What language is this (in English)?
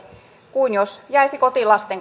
Finnish